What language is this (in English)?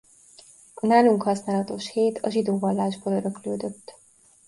Hungarian